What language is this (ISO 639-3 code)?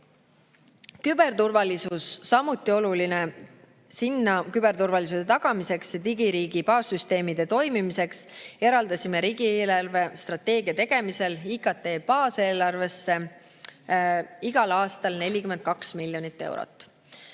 est